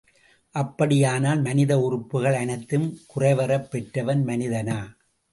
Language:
Tamil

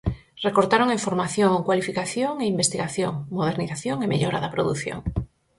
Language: Galician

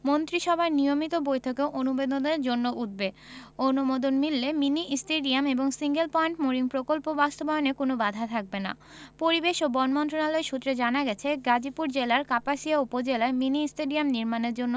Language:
Bangla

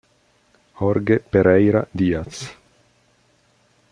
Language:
Italian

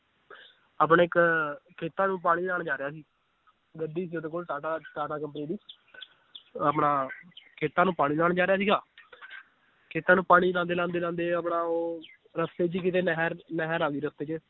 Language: Punjabi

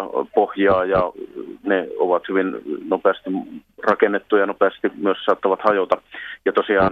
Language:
Finnish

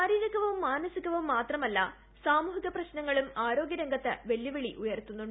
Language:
Malayalam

